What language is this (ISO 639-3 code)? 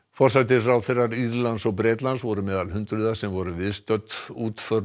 isl